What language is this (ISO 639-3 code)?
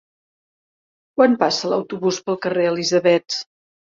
cat